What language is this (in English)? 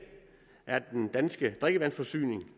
Danish